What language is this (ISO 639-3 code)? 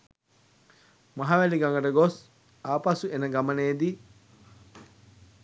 sin